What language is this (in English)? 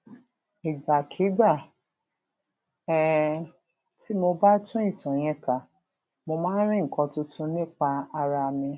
Yoruba